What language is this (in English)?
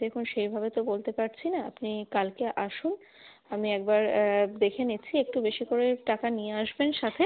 Bangla